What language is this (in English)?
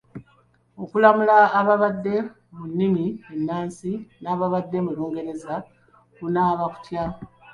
Ganda